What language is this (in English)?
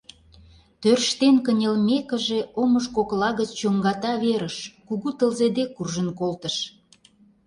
Mari